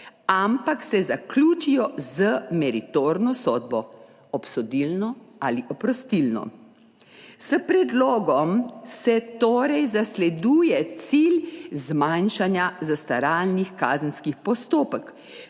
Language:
Slovenian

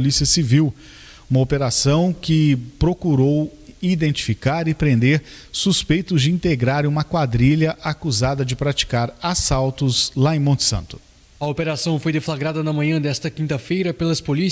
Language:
Portuguese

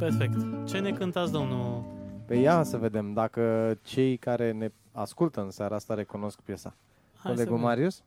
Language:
Romanian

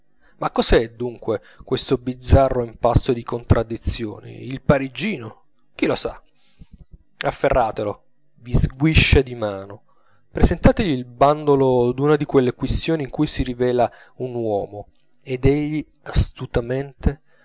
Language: Italian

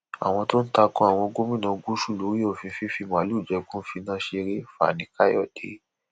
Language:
Yoruba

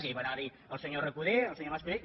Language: Catalan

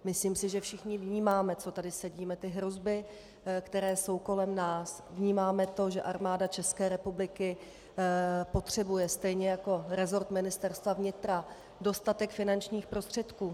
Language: Czech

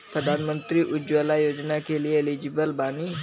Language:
Bhojpuri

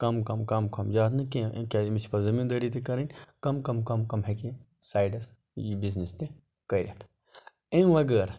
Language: Kashmiri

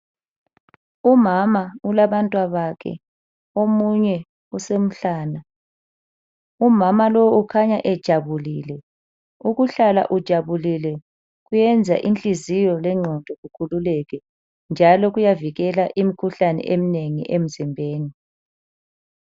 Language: North Ndebele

